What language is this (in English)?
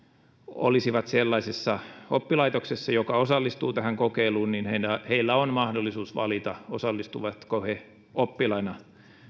Finnish